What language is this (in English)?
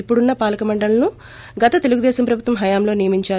Telugu